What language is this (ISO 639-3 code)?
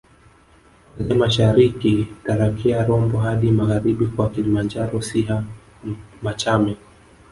swa